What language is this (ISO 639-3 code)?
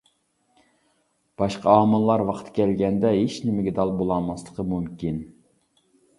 uig